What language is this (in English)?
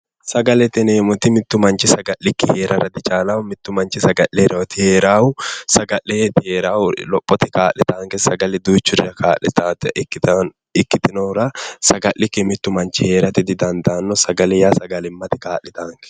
Sidamo